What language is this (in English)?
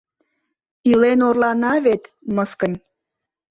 Mari